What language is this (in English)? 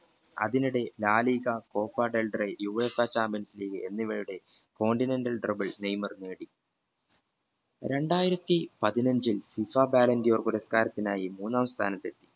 Malayalam